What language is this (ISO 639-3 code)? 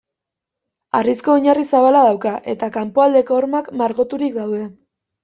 eus